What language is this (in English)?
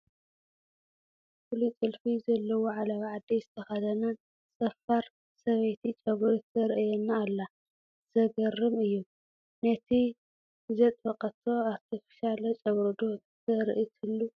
Tigrinya